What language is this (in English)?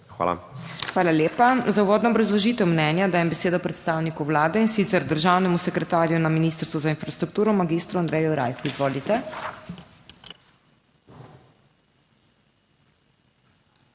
Slovenian